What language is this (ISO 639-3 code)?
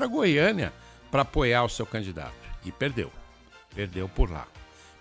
por